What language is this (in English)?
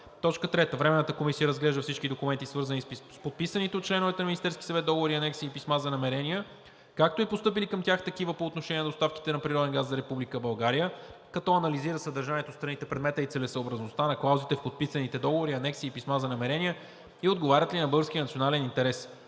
Bulgarian